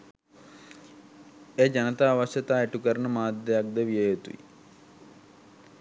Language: Sinhala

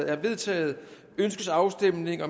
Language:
Danish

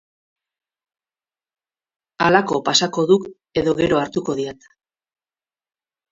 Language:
Basque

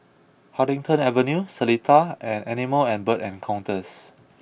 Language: English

